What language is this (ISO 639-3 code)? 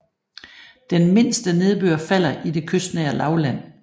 dan